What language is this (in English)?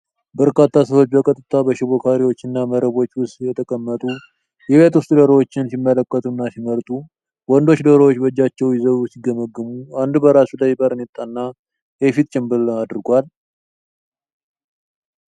Amharic